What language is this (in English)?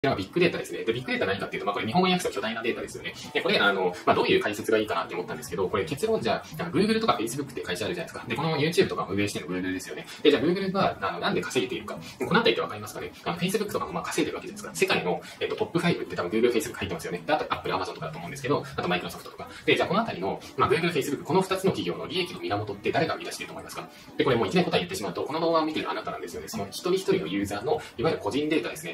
Japanese